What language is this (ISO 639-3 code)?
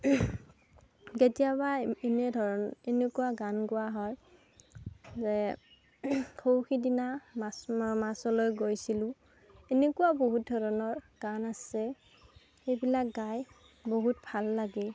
asm